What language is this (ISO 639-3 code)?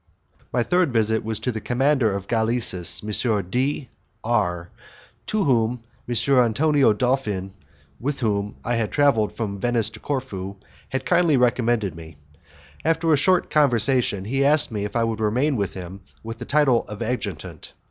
eng